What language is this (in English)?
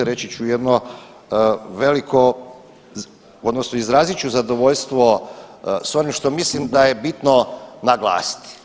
Croatian